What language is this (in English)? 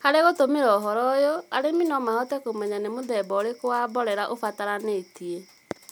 Kikuyu